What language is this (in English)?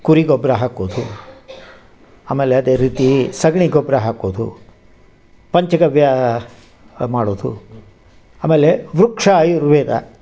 Kannada